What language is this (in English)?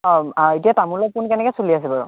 Assamese